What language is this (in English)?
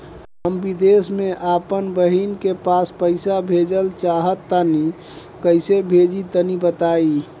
Bhojpuri